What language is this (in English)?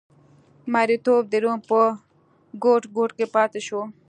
Pashto